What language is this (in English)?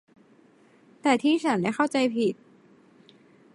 Thai